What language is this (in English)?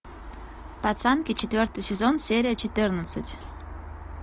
Russian